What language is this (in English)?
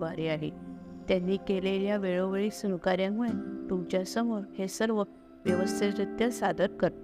Marathi